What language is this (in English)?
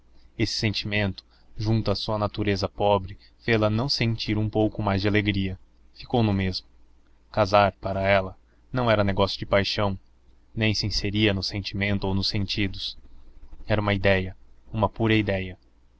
Portuguese